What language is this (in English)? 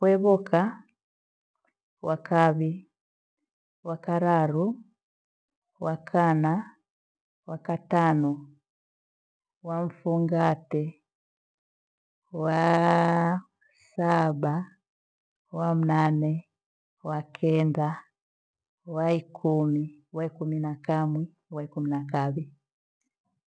Gweno